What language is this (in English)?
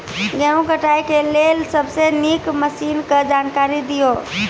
Maithili